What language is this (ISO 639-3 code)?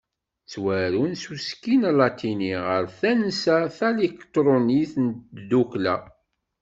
kab